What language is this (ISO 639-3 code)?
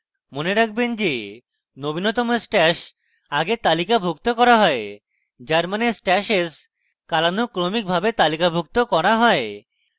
ben